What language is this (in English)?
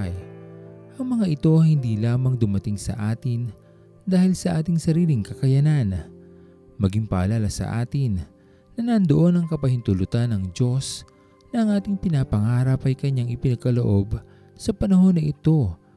Filipino